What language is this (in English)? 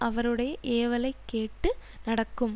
Tamil